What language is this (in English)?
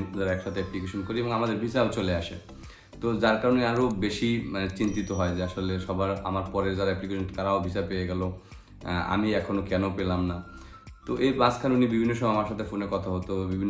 Bangla